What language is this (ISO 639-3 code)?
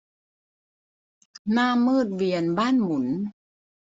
tha